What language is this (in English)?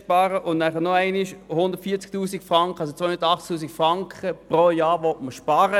Swiss German